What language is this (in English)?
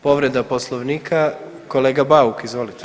Croatian